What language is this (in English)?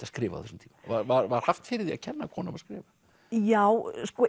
Icelandic